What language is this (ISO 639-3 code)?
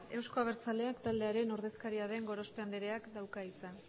eus